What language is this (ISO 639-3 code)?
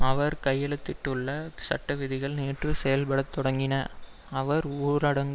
tam